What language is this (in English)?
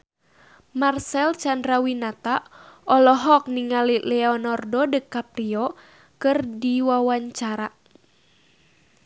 Sundanese